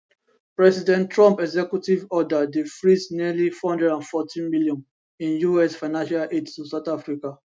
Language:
Nigerian Pidgin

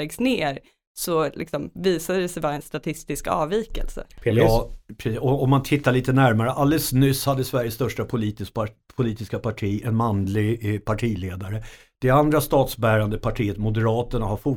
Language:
Swedish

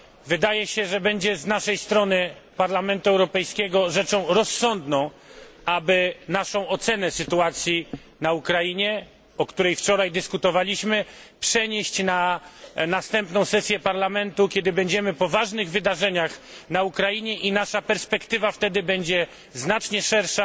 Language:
Polish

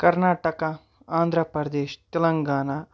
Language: Kashmiri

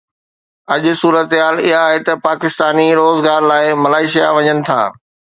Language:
Sindhi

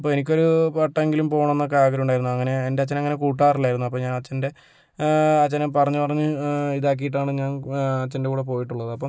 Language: Malayalam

